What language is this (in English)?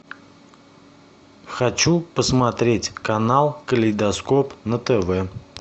Russian